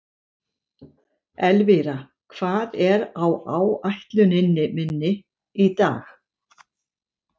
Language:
Icelandic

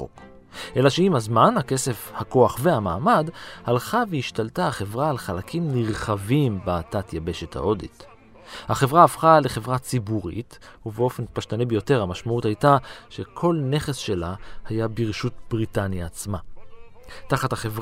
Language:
Hebrew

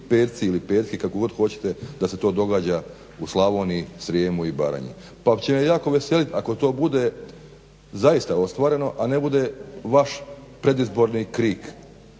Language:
Croatian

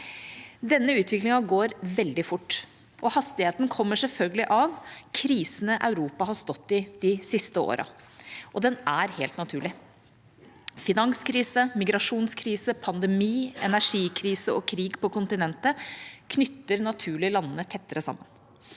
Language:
Norwegian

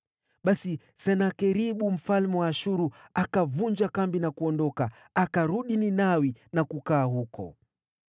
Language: Swahili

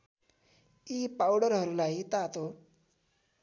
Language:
Nepali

